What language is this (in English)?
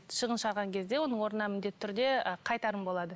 Kazakh